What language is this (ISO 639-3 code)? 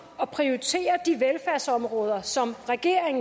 dan